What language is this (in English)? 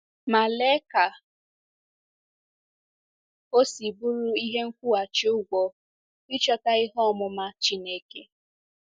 Igbo